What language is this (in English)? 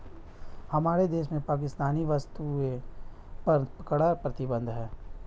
Hindi